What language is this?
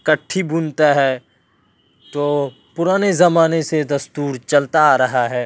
Urdu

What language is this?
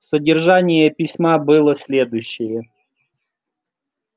Russian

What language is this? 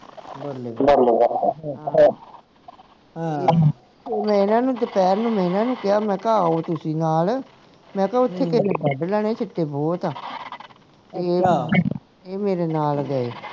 Punjabi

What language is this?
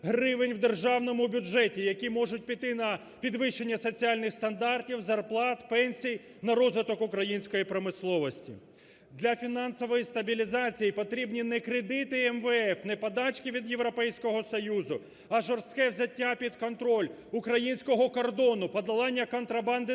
Ukrainian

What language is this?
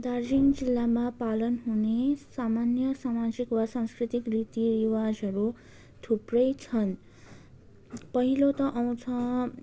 Nepali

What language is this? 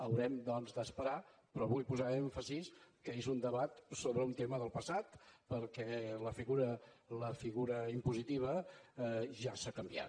Catalan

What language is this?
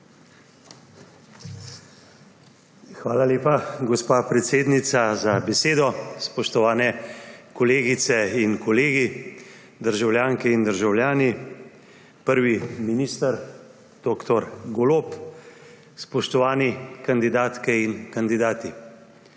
Slovenian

